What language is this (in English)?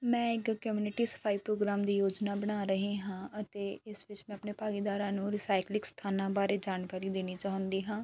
Punjabi